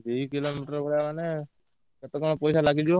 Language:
Odia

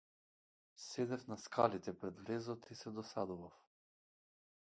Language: Macedonian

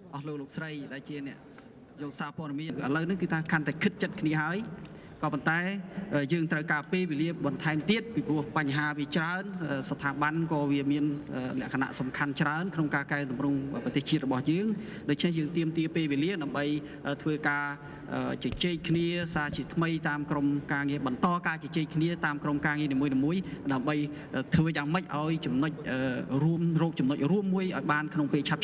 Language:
Thai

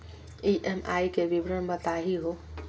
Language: Magahi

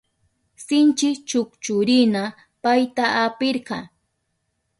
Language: Southern Pastaza Quechua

